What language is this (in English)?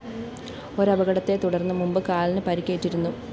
Malayalam